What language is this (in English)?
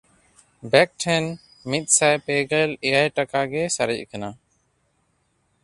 Santali